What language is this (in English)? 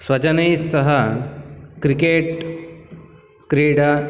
Sanskrit